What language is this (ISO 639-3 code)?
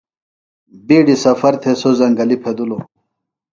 phl